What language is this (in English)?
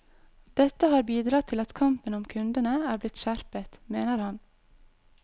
Norwegian